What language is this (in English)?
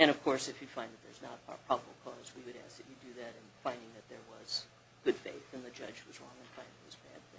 English